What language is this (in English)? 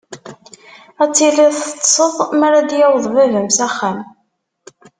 Kabyle